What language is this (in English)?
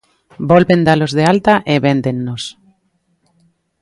Galician